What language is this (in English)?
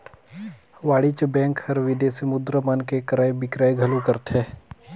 Chhattisgarhi